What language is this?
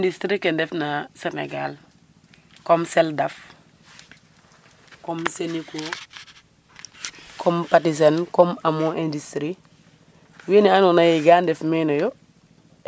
Serer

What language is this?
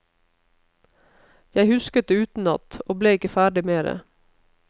Norwegian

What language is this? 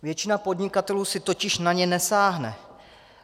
Czech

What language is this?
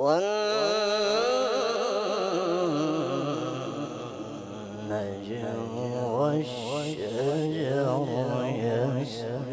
Arabic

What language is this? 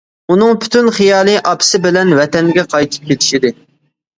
Uyghur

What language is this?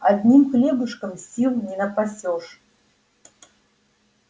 Russian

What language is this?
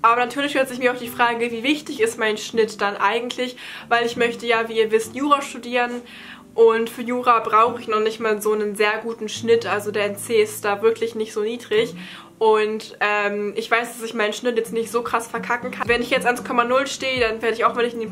German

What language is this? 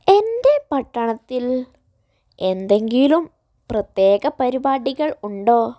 Malayalam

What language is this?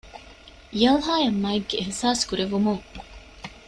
Divehi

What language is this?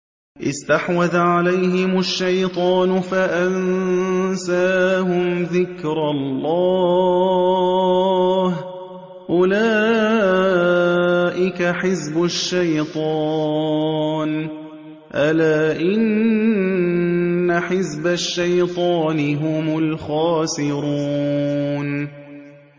Arabic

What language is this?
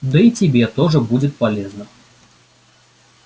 Russian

